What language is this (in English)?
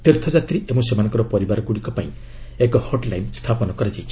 Odia